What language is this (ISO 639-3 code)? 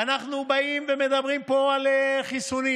heb